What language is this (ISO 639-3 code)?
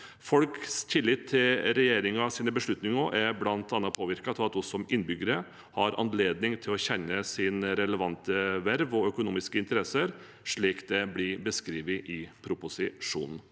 nor